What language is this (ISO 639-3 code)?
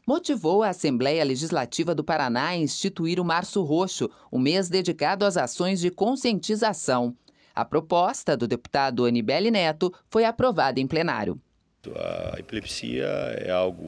por